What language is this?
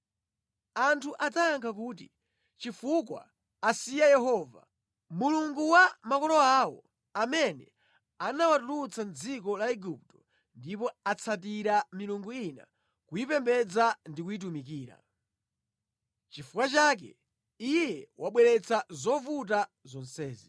Nyanja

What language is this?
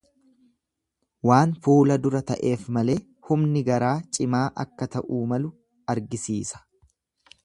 Oromo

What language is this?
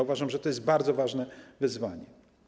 Polish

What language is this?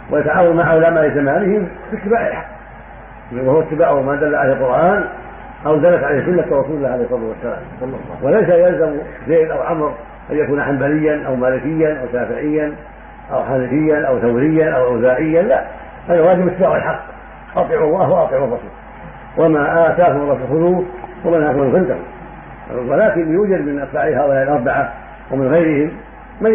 Arabic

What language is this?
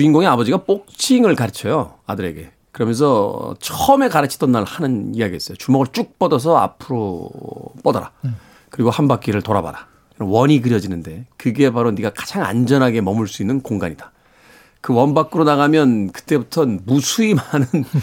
Korean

